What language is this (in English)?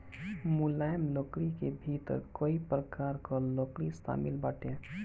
Bhojpuri